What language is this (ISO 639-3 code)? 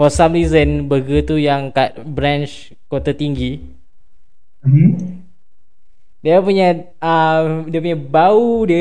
msa